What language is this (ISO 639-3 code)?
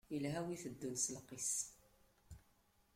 kab